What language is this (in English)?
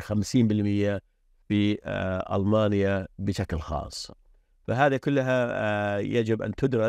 Arabic